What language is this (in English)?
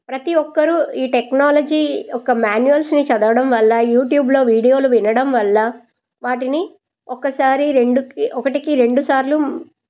Telugu